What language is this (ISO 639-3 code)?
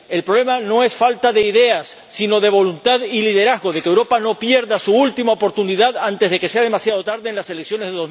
spa